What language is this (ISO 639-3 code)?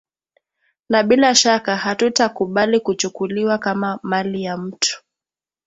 swa